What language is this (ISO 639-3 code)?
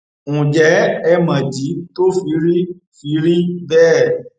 yor